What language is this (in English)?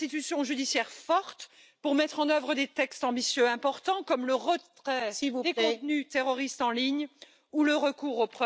French